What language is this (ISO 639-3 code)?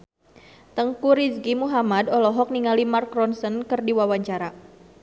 sun